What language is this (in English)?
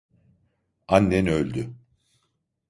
Turkish